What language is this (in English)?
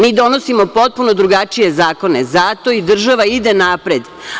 Serbian